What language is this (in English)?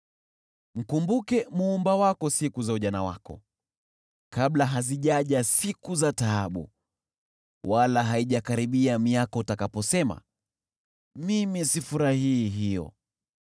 Swahili